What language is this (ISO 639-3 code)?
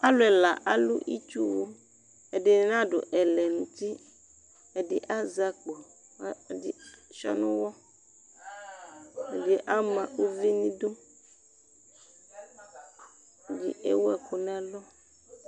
kpo